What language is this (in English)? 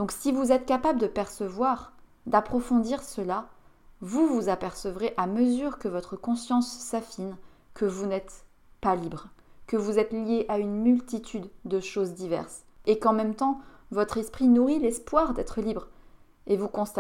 French